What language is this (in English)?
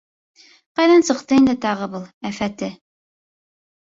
Bashkir